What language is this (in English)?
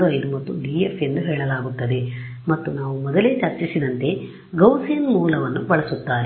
Kannada